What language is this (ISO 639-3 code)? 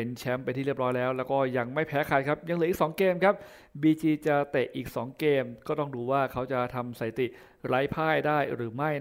tha